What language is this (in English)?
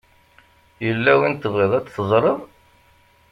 Kabyle